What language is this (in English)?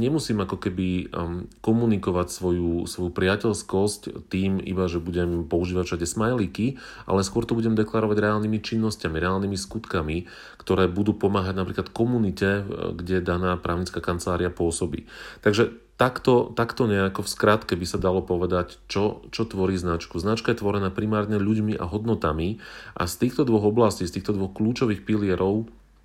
Slovak